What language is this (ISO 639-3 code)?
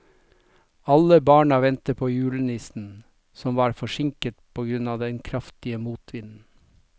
nor